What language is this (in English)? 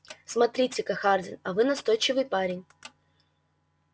Russian